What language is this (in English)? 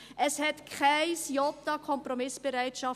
Swiss German